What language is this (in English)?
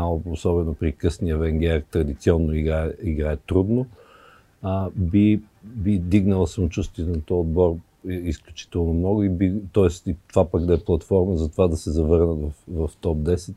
Bulgarian